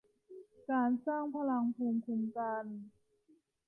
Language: Thai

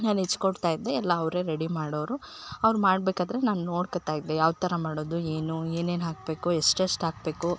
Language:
Kannada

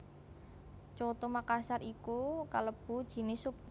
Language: Javanese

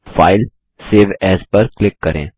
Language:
Hindi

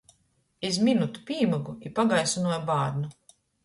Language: Latgalian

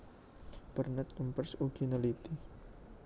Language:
Javanese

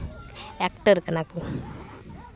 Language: Santali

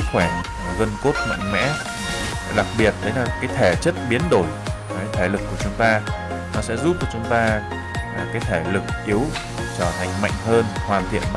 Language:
Vietnamese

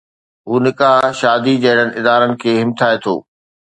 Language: Sindhi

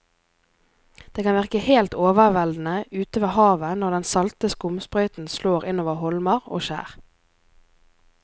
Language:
Norwegian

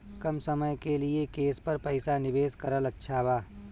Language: Bhojpuri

